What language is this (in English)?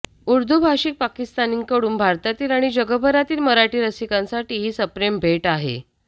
Marathi